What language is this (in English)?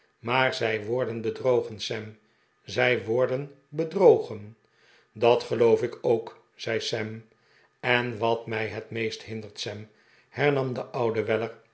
Dutch